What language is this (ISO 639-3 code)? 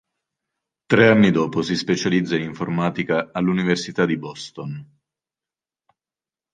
ita